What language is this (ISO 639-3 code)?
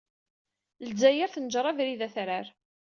kab